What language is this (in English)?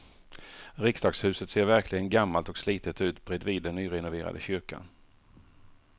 Swedish